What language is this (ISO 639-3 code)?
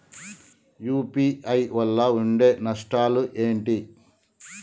tel